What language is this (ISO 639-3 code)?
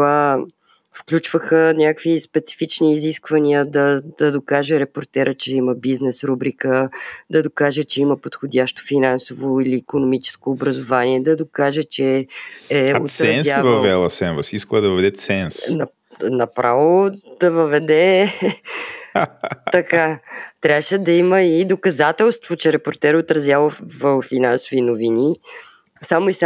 bul